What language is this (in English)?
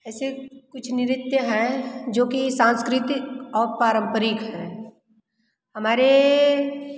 Hindi